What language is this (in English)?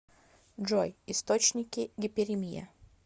Russian